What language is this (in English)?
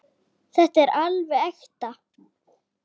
Icelandic